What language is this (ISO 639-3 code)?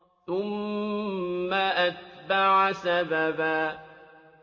ara